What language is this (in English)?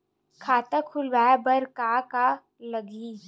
Chhattisgarhi